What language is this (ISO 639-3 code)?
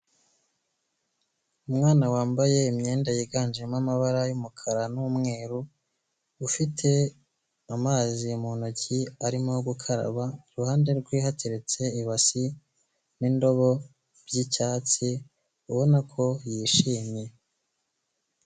kin